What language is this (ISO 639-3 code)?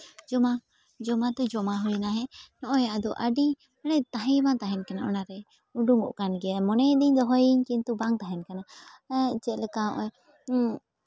sat